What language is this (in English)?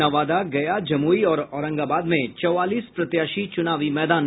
Hindi